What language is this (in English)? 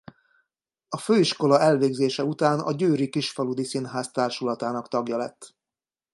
Hungarian